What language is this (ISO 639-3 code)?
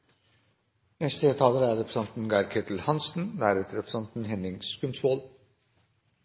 nob